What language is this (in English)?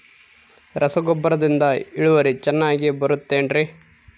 Kannada